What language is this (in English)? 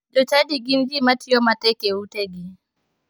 Luo (Kenya and Tanzania)